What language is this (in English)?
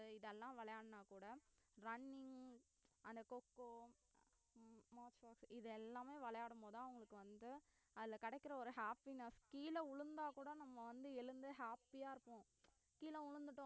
Tamil